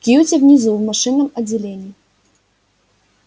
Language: Russian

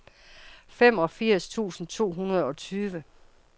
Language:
Danish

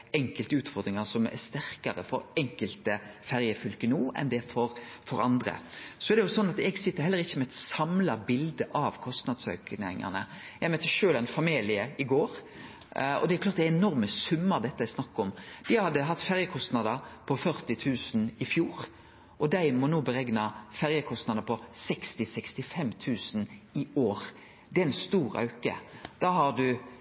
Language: Norwegian Nynorsk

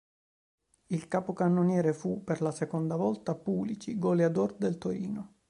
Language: Italian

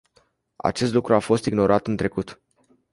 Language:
Romanian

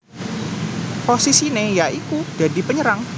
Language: Javanese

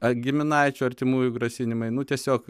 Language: Lithuanian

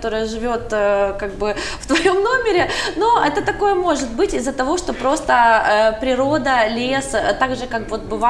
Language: Russian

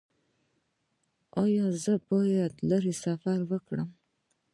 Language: Pashto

